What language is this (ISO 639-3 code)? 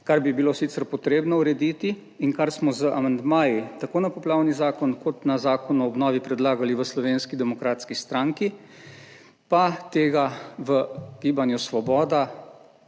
slv